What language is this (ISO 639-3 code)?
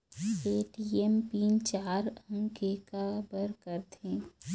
hne